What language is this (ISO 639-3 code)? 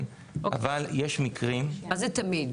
heb